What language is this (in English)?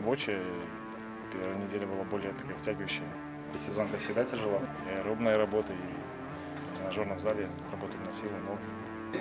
Russian